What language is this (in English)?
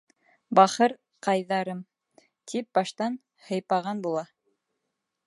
Bashkir